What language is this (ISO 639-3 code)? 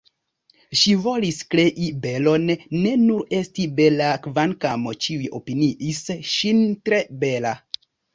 epo